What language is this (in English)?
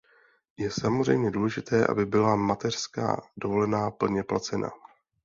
Czech